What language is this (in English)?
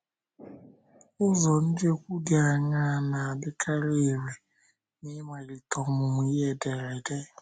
Igbo